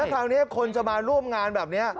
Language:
Thai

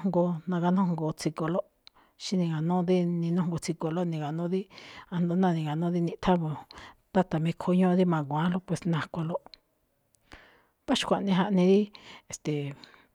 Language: Malinaltepec Me'phaa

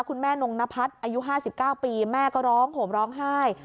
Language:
Thai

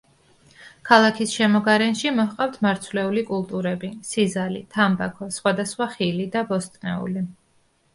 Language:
Georgian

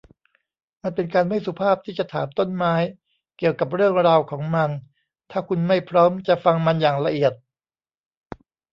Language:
Thai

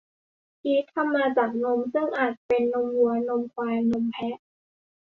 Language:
Thai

